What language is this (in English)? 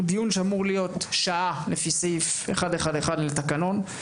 Hebrew